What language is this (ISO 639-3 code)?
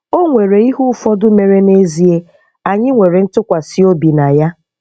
ibo